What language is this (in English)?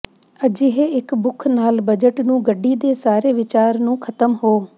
Punjabi